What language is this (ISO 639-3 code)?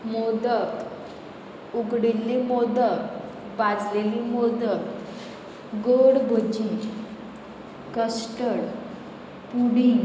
kok